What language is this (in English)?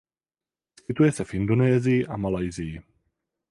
Czech